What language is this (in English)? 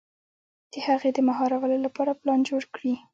Pashto